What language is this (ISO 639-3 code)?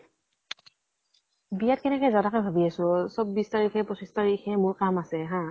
asm